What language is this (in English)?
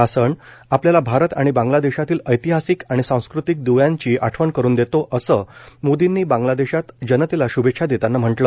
Marathi